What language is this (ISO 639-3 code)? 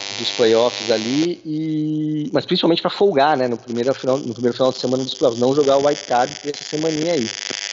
por